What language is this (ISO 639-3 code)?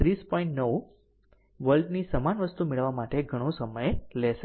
guj